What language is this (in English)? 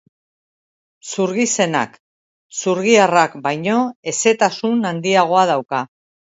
Basque